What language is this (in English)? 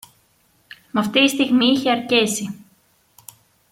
Greek